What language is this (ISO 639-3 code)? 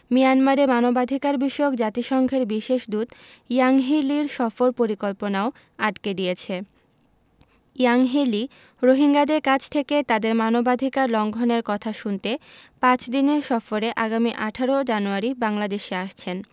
ben